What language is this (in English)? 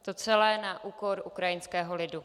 Czech